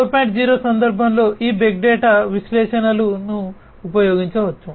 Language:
Telugu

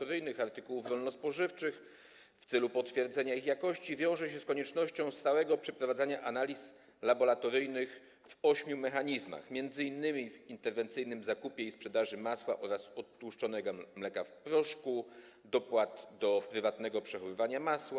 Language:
Polish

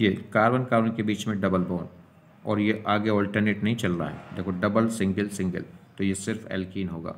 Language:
Hindi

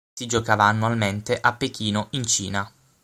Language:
Italian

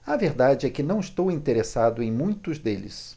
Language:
Portuguese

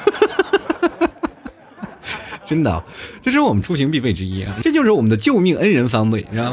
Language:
Chinese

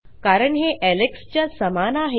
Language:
Marathi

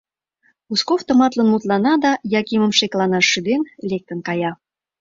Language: Mari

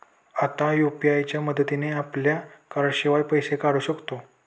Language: Marathi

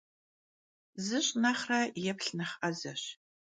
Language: Kabardian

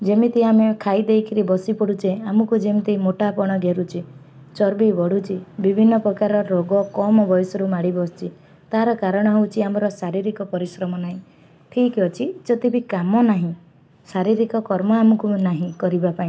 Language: Odia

